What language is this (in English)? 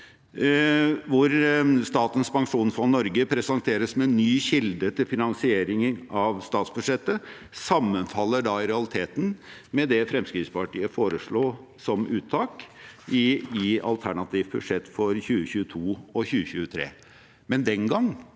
Norwegian